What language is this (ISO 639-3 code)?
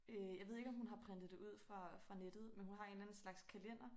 dan